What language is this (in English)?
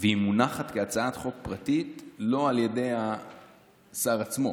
Hebrew